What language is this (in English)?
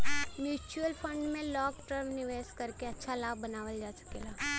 Bhojpuri